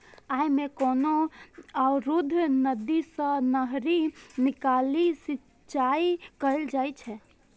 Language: Maithili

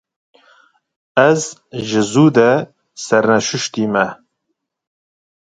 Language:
Kurdish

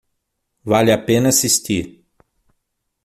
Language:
Portuguese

